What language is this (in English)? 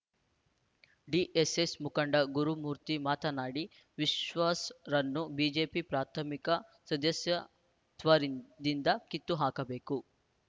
Kannada